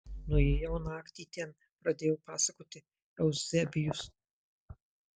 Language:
Lithuanian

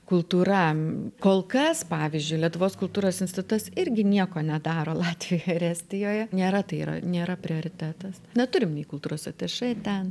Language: Lithuanian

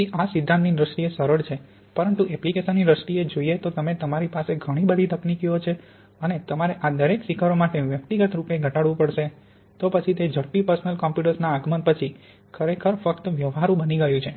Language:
Gujarati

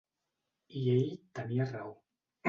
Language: Catalan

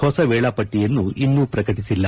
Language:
Kannada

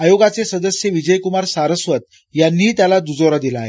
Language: Marathi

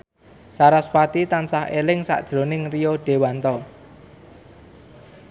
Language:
Javanese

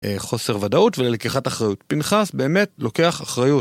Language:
Hebrew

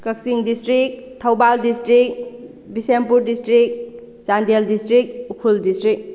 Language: Manipuri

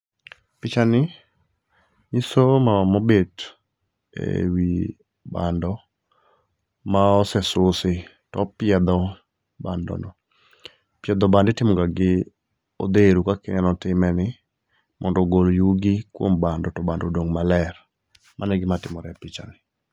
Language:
Luo (Kenya and Tanzania)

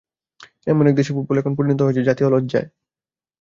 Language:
Bangla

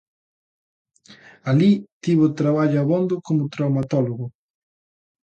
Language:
Galician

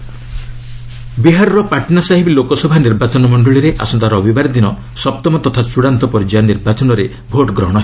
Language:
Odia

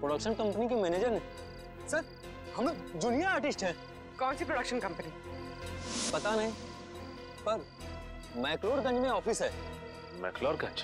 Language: Hindi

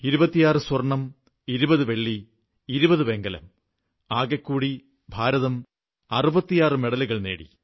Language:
Malayalam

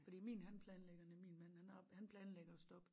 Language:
Danish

